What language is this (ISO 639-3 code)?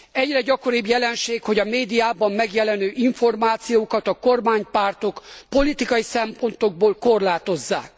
hun